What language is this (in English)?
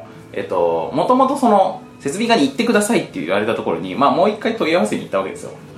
Japanese